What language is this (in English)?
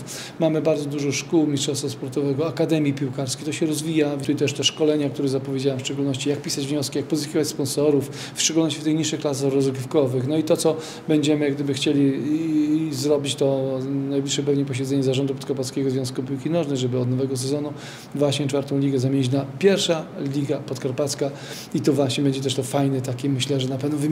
Polish